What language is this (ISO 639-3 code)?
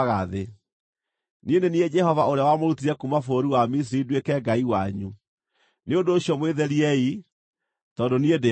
kik